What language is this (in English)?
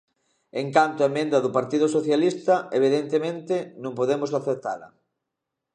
Galician